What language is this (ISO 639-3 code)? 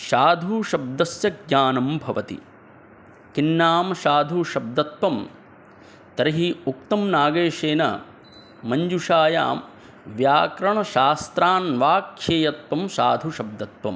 san